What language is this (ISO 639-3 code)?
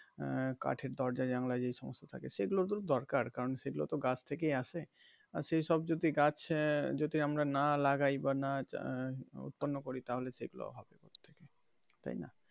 ben